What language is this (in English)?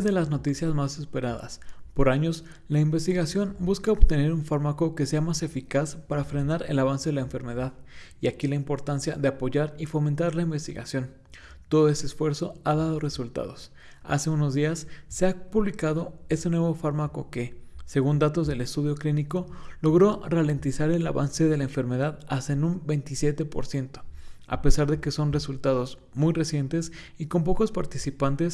Spanish